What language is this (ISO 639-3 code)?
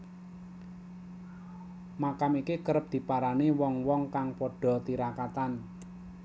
jav